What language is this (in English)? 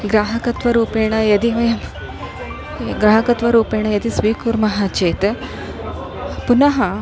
Sanskrit